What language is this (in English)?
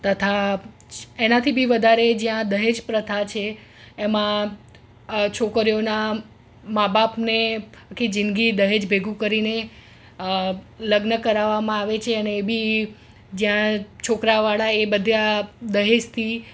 Gujarati